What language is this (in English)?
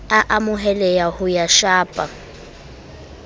Southern Sotho